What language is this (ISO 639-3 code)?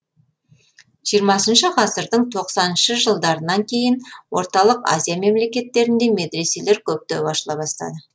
kaz